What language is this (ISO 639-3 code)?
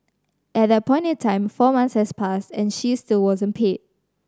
eng